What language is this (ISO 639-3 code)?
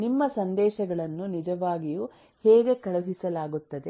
kan